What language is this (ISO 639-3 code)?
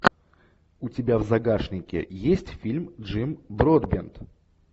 rus